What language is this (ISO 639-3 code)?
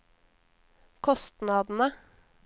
nor